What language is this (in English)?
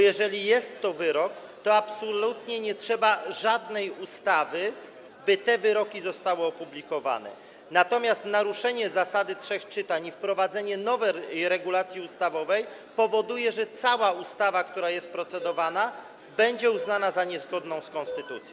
Polish